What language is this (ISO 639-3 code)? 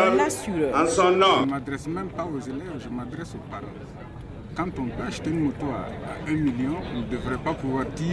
fra